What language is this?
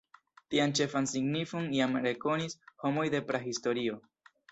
Esperanto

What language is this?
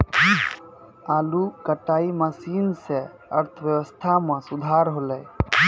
Maithili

